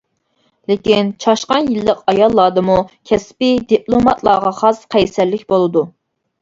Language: Uyghur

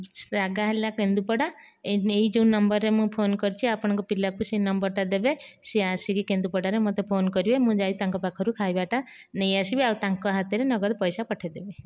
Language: Odia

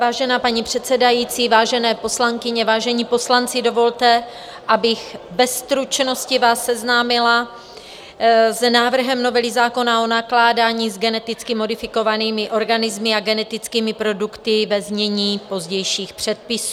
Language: Czech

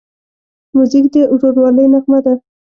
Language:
Pashto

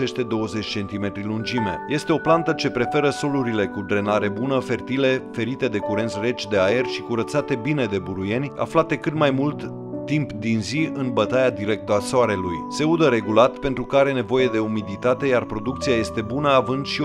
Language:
Romanian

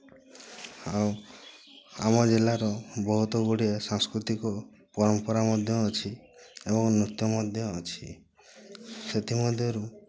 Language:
Odia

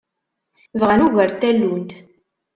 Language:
Kabyle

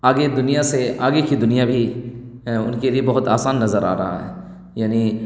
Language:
Urdu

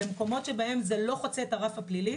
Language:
Hebrew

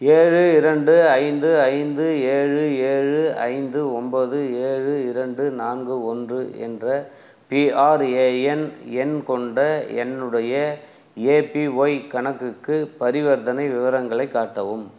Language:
Tamil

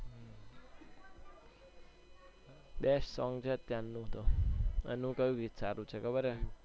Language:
Gujarati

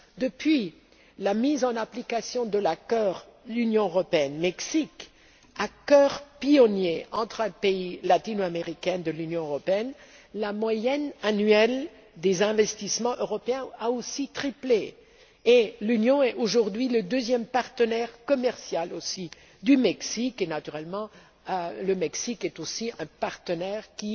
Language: French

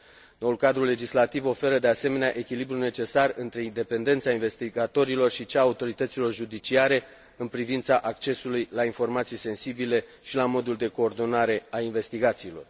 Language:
Romanian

